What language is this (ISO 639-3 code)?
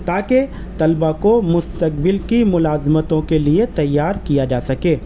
urd